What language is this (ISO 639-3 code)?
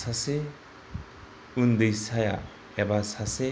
brx